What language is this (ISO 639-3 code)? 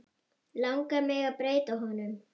isl